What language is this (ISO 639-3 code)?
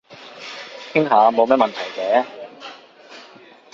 yue